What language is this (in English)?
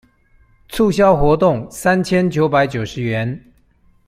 Chinese